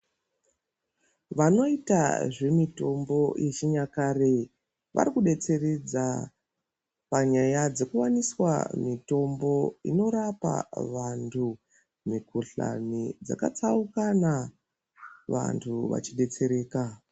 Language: Ndau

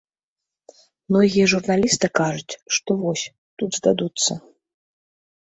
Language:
Belarusian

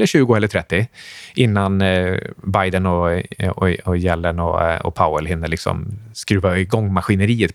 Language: Swedish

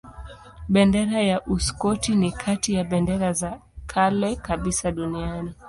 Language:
Swahili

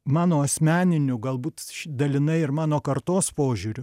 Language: Lithuanian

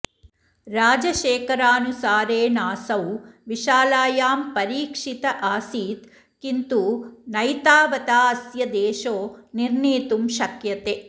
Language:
Sanskrit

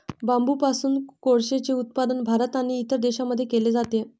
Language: Marathi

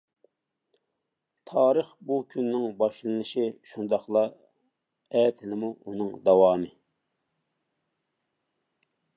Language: Uyghur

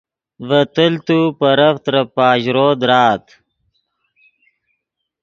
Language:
Yidgha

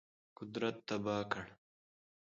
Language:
Pashto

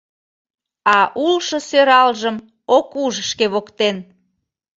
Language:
Mari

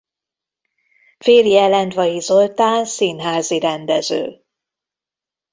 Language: Hungarian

